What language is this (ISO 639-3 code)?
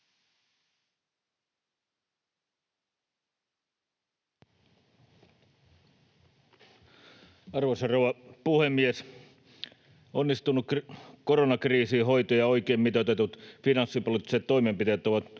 fin